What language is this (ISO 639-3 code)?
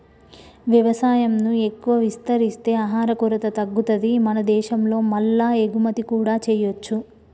tel